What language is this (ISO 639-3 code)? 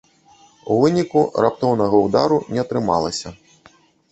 bel